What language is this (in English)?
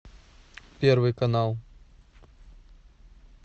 Russian